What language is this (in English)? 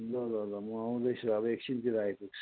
Nepali